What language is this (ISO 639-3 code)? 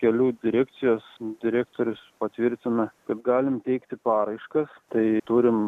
lit